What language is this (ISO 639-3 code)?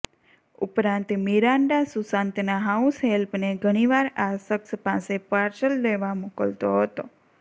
guj